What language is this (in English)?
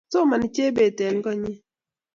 Kalenjin